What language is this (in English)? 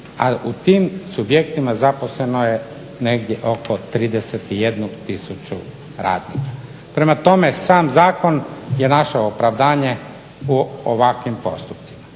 Croatian